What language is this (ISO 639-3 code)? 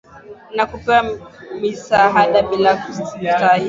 swa